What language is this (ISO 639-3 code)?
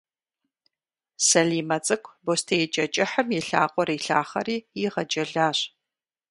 kbd